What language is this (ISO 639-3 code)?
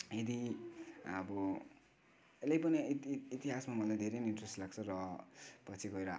nep